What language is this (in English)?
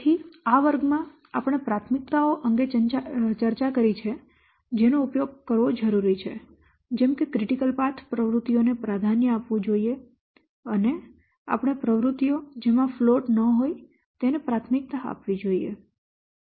Gujarati